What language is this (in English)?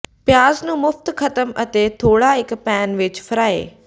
Punjabi